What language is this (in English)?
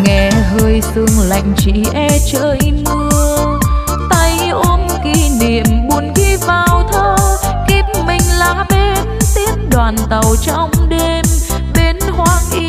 Vietnamese